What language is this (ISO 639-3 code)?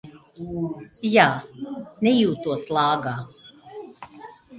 lav